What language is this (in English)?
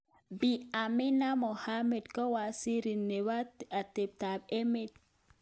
Kalenjin